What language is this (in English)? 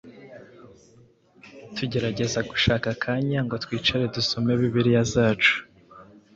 Kinyarwanda